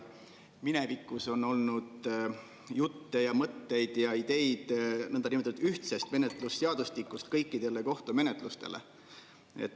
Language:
Estonian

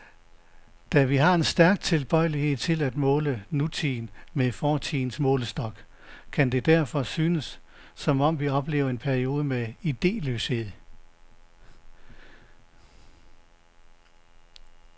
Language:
Danish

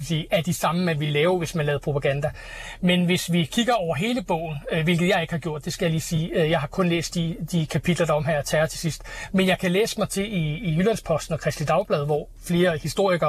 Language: Danish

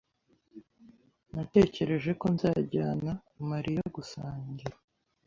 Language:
Kinyarwanda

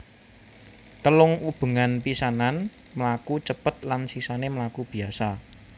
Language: Javanese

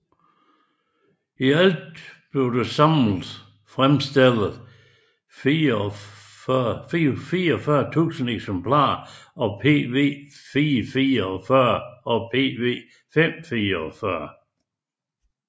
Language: Danish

